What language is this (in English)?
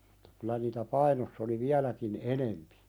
Finnish